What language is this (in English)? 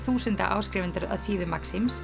Icelandic